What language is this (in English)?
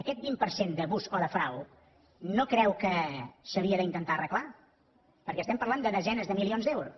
Catalan